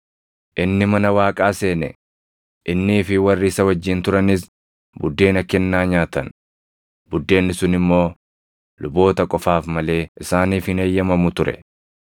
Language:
Oromo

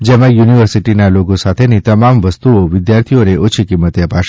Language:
Gujarati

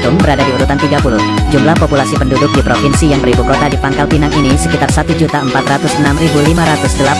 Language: Indonesian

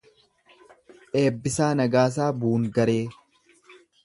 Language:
Oromo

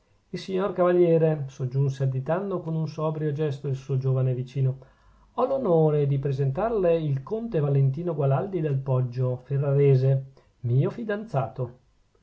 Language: Italian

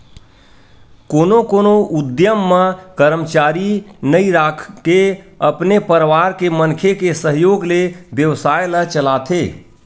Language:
Chhattisgarhi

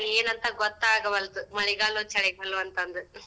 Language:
Kannada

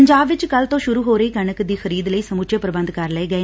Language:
Punjabi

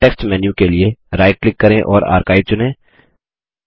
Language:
Hindi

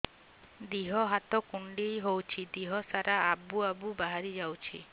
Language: Odia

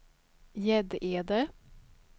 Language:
Swedish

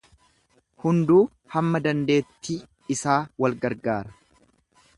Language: Oromo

